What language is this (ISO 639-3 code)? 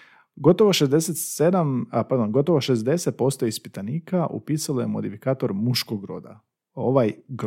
hrv